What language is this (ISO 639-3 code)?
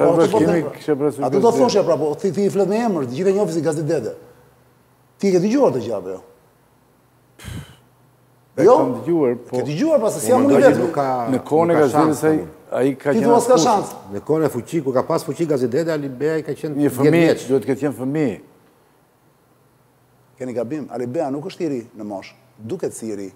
ron